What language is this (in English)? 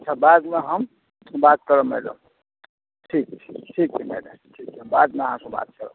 Maithili